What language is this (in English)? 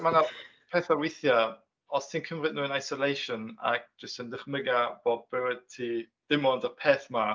Welsh